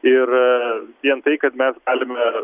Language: Lithuanian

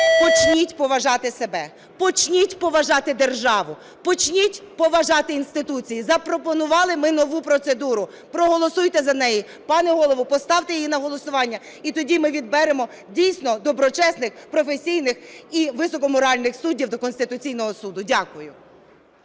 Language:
Ukrainian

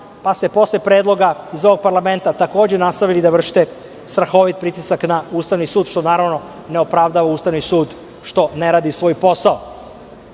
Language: Serbian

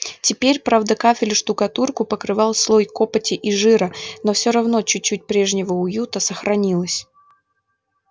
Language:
Russian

